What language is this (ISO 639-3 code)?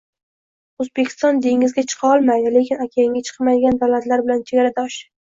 uzb